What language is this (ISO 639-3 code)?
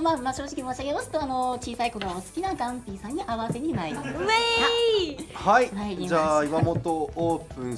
jpn